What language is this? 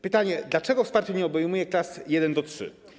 Polish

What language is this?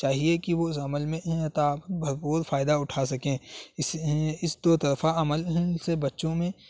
Urdu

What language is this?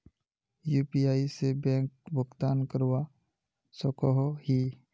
Magahi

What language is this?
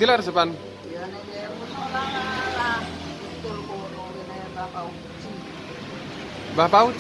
Indonesian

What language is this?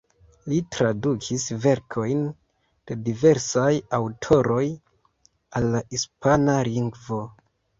Esperanto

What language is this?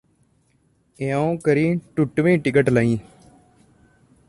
Punjabi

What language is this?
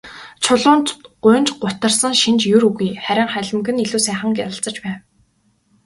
Mongolian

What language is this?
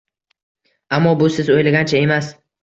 Uzbek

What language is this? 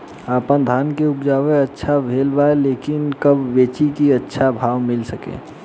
Bhojpuri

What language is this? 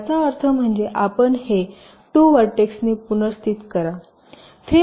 Marathi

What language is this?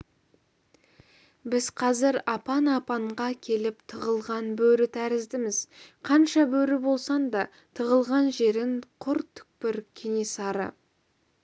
Kazakh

